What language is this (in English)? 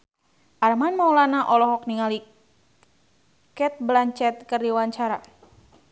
Sundanese